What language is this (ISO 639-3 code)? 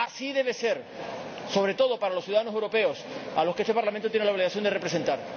spa